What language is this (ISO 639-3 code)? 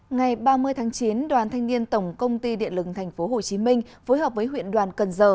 vie